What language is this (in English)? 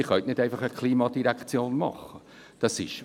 Swiss German